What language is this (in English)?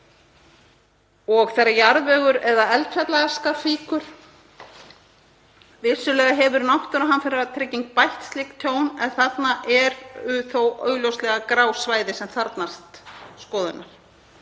Icelandic